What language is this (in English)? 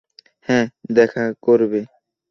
Bangla